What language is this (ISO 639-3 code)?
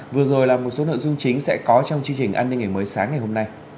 vie